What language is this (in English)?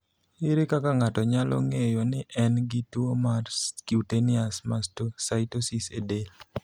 Luo (Kenya and Tanzania)